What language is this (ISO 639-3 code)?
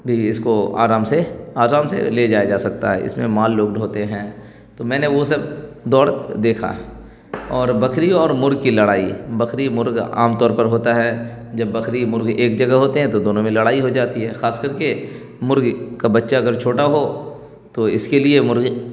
urd